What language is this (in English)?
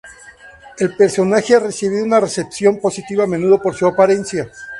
Spanish